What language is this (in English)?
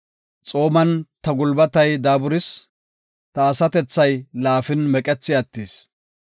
Gofa